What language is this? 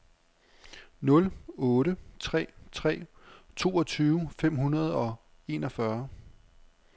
Danish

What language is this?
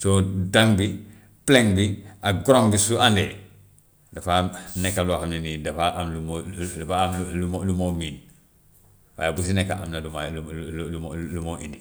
Gambian Wolof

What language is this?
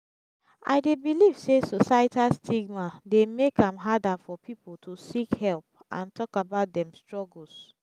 Nigerian Pidgin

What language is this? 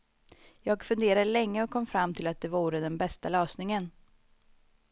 Swedish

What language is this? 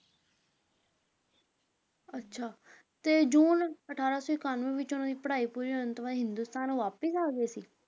Punjabi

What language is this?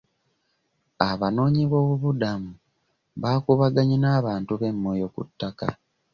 Ganda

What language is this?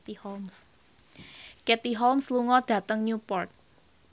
Javanese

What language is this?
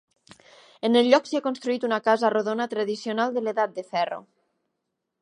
Catalan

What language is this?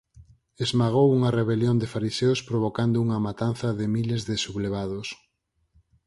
Galician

